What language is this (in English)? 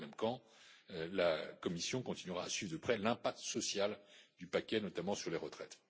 French